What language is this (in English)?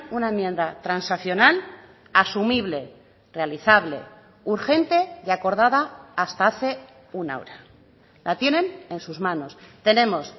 Spanish